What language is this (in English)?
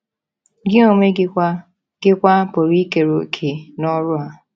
Igbo